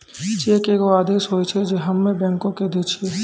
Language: Maithili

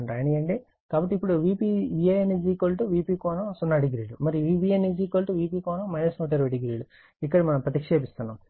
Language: Telugu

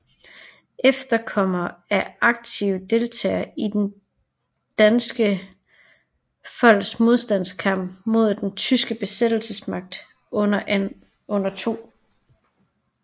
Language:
Danish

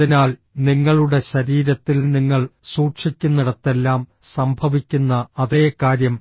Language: Malayalam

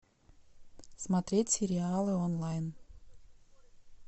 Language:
Russian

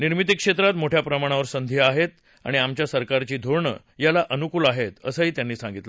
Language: Marathi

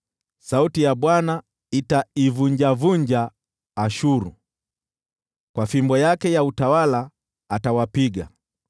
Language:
Swahili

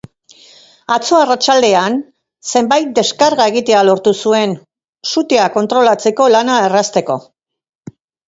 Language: Basque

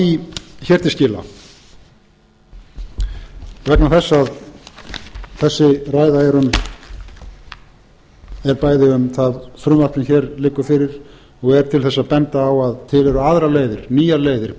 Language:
Icelandic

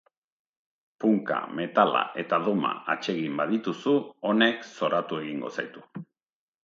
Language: Basque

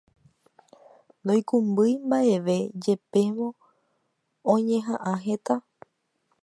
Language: Guarani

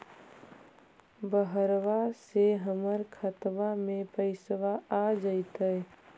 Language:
Magahi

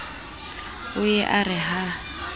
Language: Southern Sotho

